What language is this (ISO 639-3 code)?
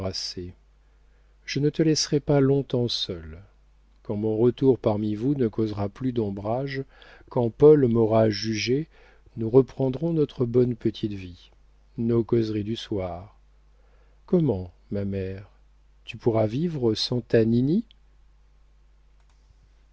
fra